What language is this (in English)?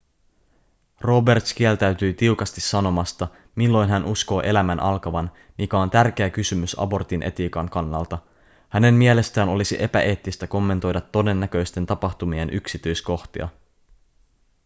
Finnish